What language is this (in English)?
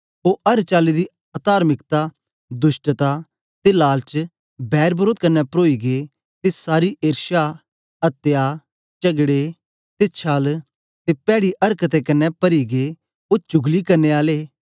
Dogri